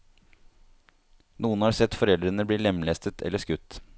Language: Norwegian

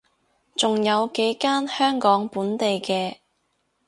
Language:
Cantonese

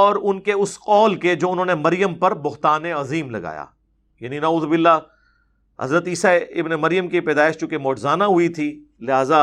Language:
Urdu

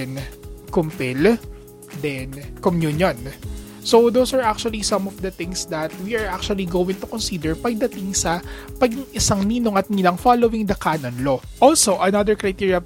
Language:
Filipino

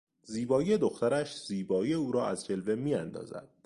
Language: Persian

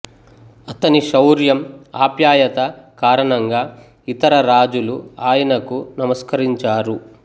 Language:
Telugu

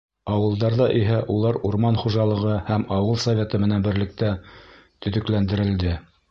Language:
Bashkir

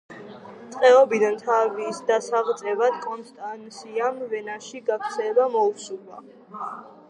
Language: Georgian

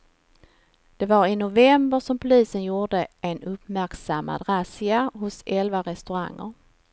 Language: Swedish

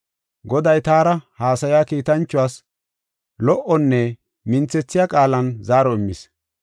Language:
Gofa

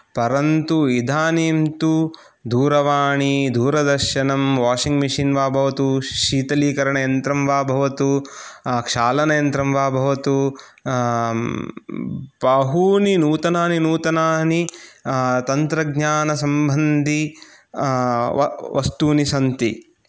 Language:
Sanskrit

